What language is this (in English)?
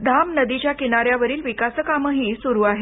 Marathi